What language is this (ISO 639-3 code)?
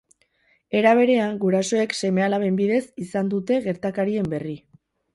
eus